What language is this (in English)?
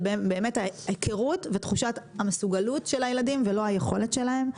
Hebrew